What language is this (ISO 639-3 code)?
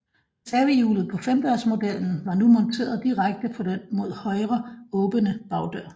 dan